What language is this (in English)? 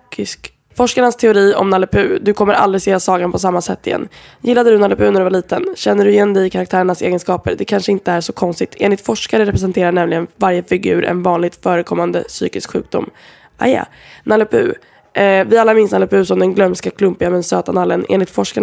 Swedish